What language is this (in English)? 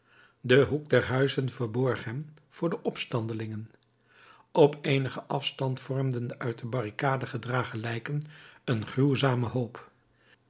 Dutch